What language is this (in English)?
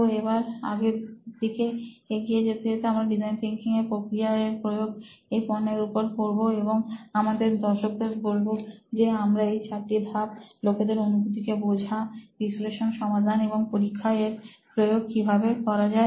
Bangla